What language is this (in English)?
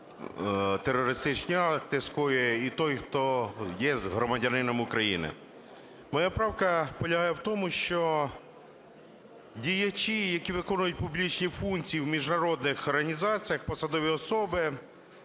Ukrainian